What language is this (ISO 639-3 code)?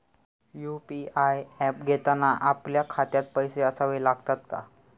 mar